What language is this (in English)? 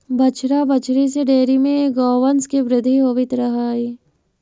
Magahi